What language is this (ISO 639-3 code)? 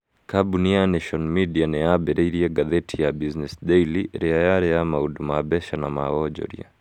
kik